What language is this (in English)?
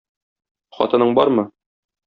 Tatar